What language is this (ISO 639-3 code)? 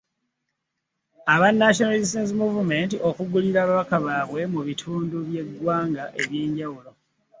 lug